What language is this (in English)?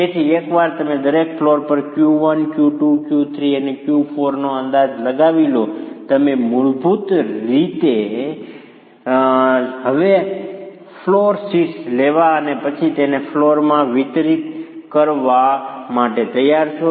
Gujarati